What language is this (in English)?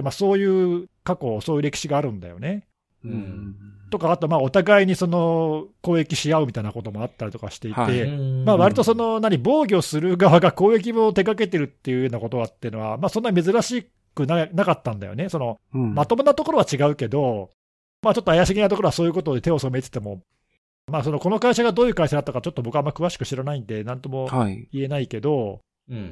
Japanese